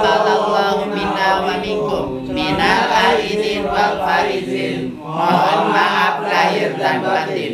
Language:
Indonesian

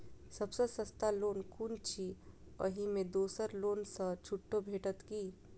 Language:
Maithili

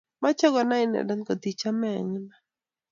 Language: Kalenjin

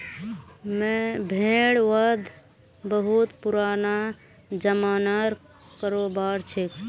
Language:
Magahi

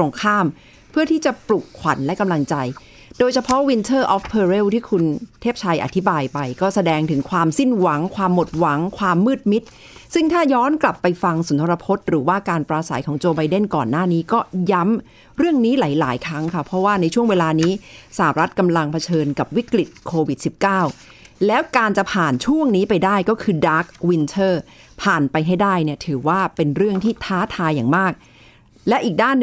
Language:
Thai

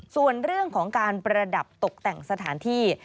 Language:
Thai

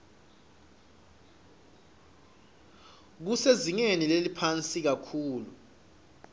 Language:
Swati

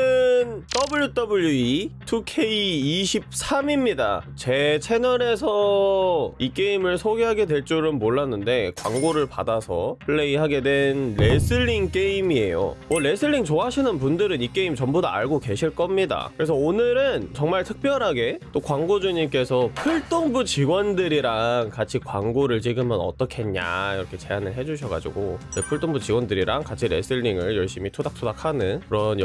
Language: Korean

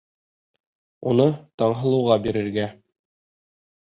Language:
Bashkir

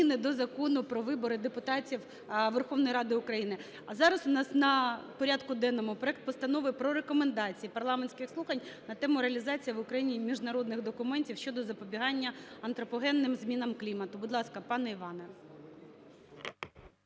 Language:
Ukrainian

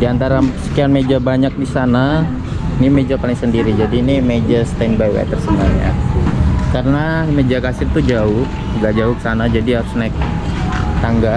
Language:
Indonesian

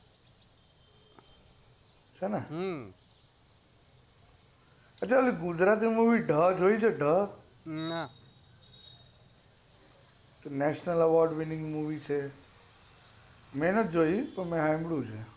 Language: Gujarati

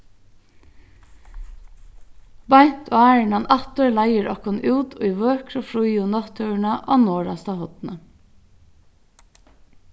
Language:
Faroese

